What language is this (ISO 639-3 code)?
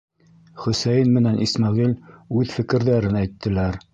bak